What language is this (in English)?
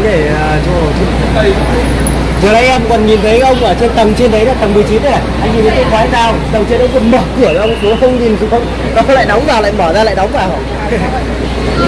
Vietnamese